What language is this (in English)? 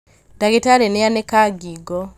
Kikuyu